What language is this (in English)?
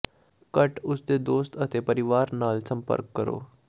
Punjabi